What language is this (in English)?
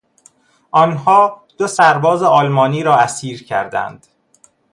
Persian